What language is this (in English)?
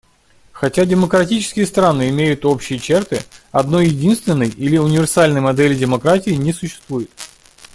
Russian